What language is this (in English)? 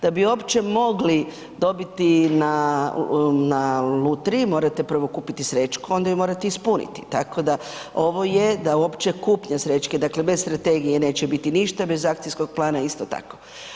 Croatian